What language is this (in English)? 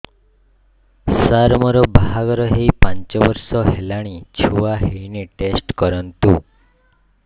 Odia